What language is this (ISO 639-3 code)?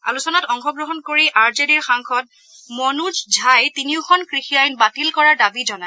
asm